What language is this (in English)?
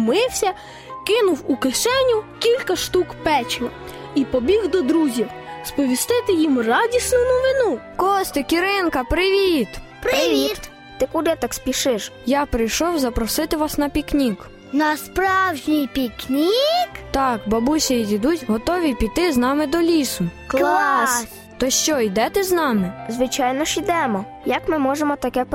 Ukrainian